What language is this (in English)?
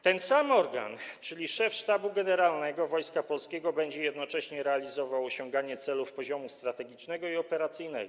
Polish